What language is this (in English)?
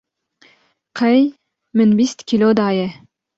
Kurdish